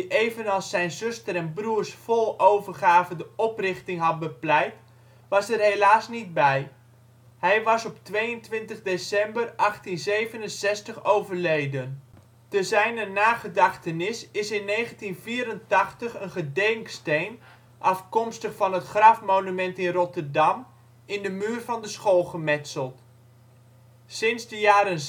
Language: Dutch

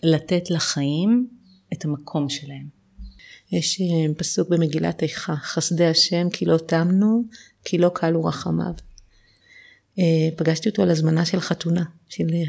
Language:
Hebrew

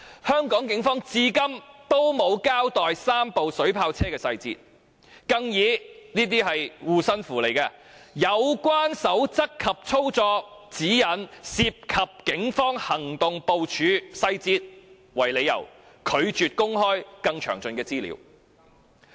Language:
Cantonese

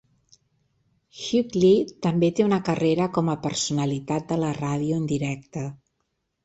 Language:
Catalan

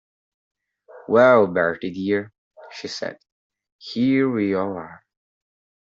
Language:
English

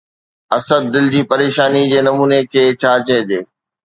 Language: Sindhi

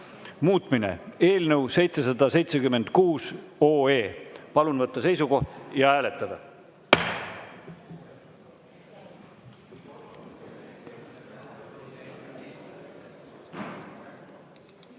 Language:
Estonian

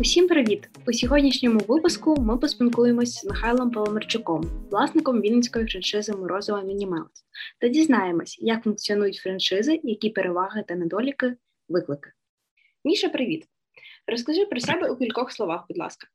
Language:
Ukrainian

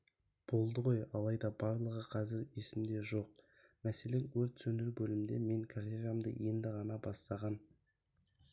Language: Kazakh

